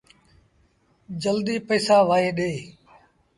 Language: Sindhi Bhil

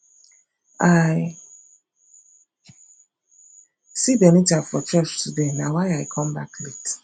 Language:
Nigerian Pidgin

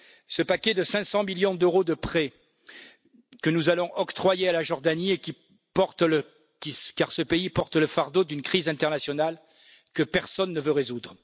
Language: French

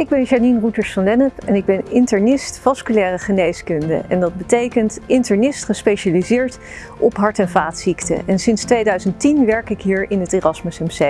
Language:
Dutch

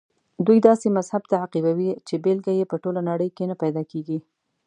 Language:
Pashto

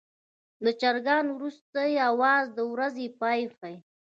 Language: Pashto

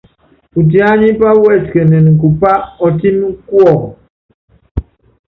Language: Yangben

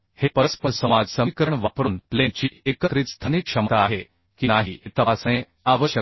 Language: Marathi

